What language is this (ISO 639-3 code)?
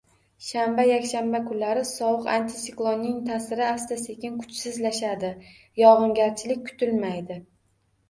uzb